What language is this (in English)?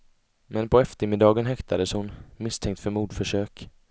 Swedish